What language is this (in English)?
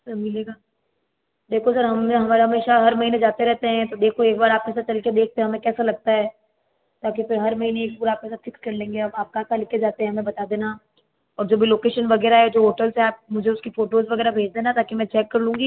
Hindi